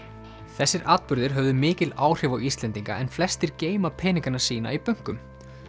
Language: Icelandic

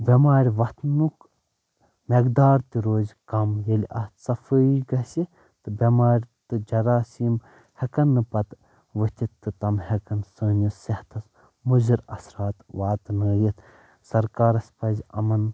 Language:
Kashmiri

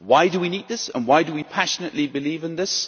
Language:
English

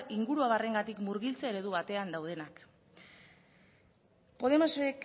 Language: Basque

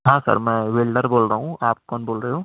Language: Urdu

